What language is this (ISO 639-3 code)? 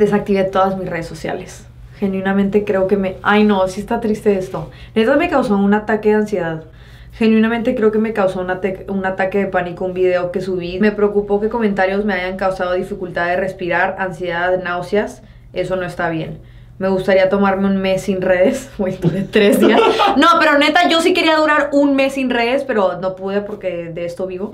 spa